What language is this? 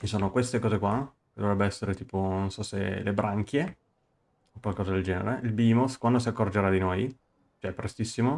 Italian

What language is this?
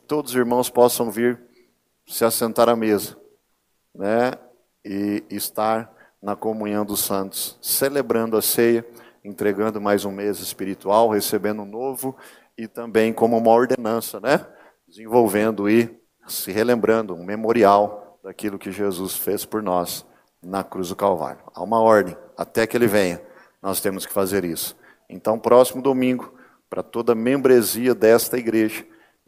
Portuguese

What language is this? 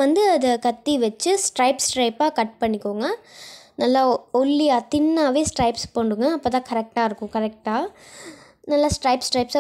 Romanian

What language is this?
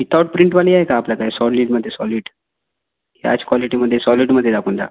Marathi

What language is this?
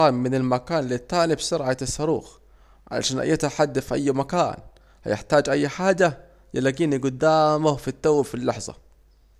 Saidi Arabic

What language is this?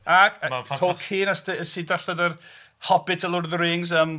Welsh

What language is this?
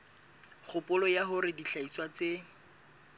Southern Sotho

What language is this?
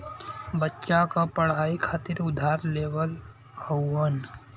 Bhojpuri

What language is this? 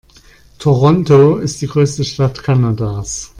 German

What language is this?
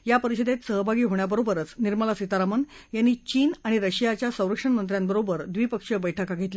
Marathi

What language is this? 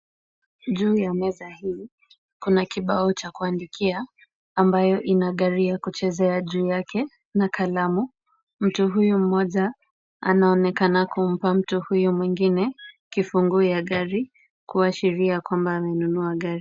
Swahili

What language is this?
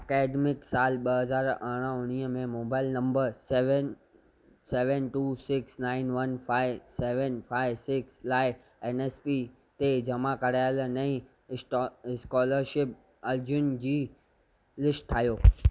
Sindhi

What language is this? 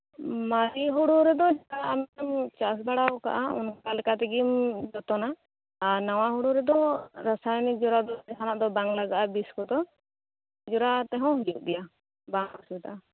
Santali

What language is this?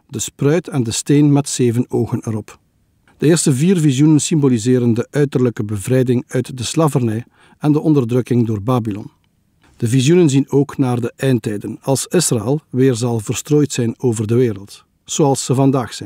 Dutch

